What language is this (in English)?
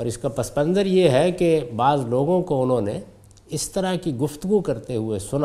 Urdu